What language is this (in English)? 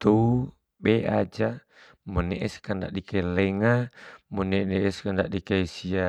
Bima